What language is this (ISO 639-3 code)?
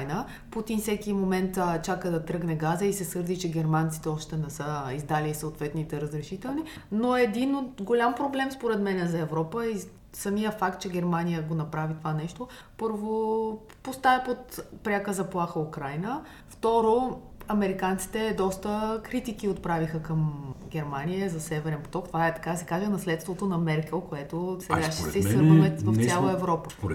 bul